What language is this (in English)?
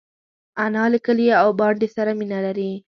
Pashto